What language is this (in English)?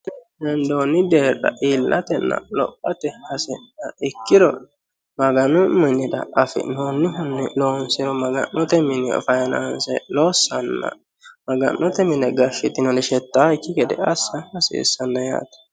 Sidamo